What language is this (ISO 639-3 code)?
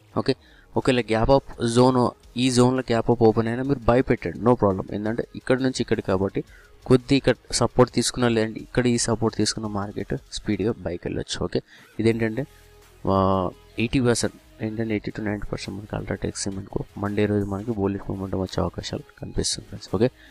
hin